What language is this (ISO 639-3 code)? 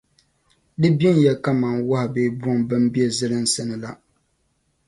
dag